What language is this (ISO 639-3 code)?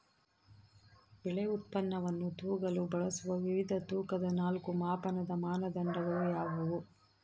kan